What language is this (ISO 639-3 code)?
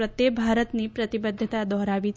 guj